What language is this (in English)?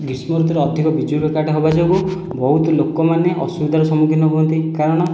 Odia